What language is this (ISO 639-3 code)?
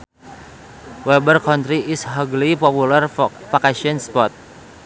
sun